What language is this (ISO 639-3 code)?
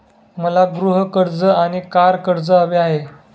mar